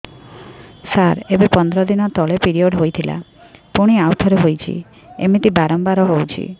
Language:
Odia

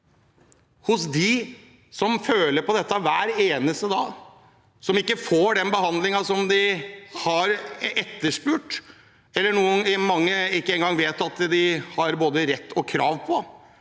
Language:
Norwegian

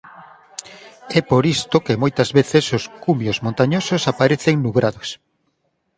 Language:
Galician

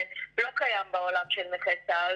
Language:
Hebrew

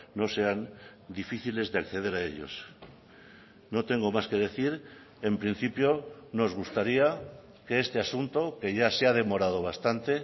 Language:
Spanish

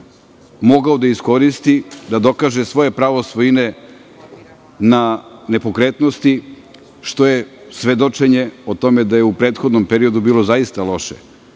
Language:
Serbian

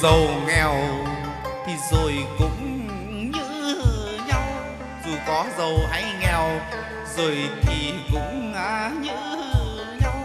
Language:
Vietnamese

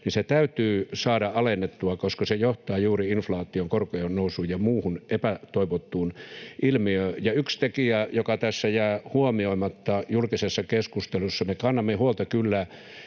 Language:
Finnish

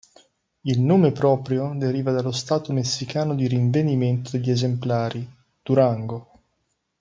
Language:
Italian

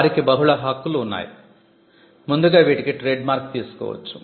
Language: Telugu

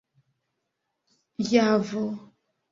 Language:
Esperanto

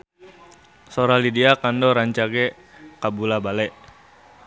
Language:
Sundanese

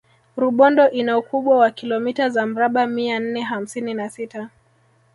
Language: Swahili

